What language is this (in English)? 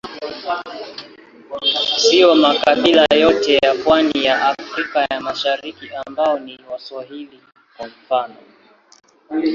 Swahili